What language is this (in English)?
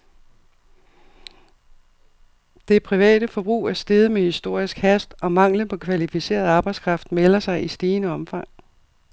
Danish